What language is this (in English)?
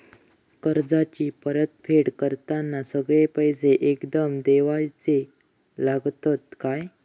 Marathi